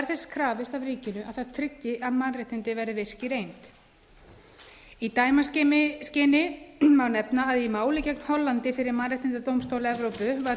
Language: Icelandic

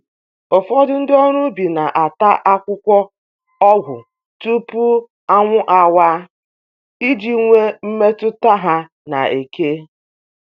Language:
Igbo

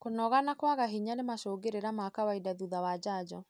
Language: Kikuyu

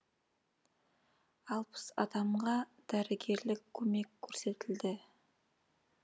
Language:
Kazakh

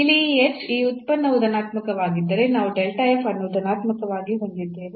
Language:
Kannada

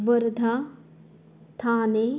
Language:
Konkani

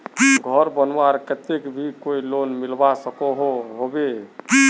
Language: Magahi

